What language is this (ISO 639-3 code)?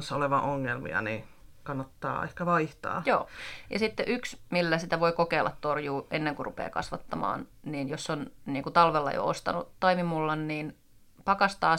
fin